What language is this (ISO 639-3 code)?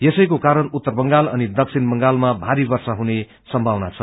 nep